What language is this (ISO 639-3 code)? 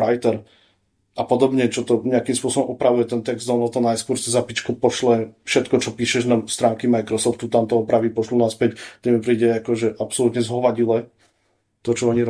slk